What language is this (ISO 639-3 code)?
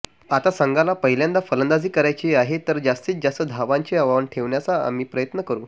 mar